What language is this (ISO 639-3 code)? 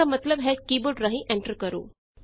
pan